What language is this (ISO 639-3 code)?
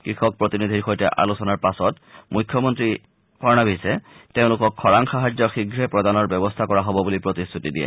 asm